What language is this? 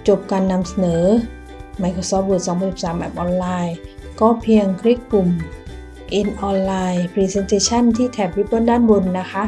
Thai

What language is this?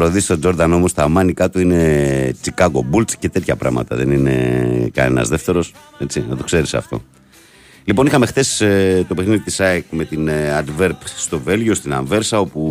Greek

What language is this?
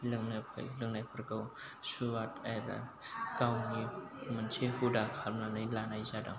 Bodo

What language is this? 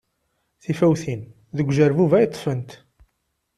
Kabyle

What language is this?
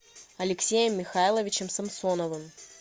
Russian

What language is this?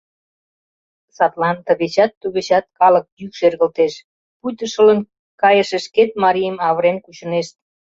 Mari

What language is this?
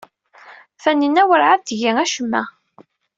Kabyle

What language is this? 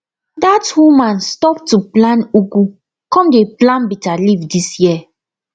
Nigerian Pidgin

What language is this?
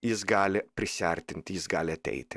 Lithuanian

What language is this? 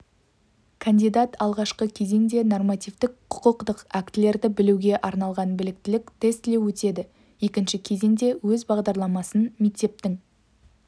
Kazakh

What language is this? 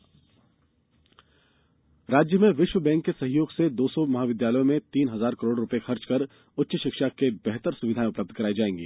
Hindi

